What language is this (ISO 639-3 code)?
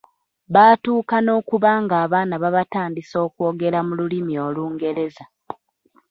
lug